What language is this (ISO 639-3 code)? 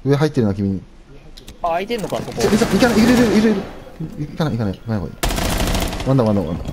jpn